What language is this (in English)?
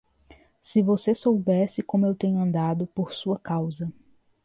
Portuguese